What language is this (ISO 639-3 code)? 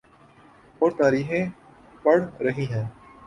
urd